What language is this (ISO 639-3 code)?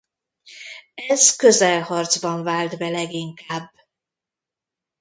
hun